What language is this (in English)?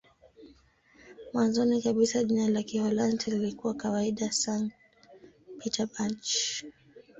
Swahili